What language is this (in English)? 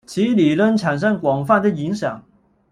Chinese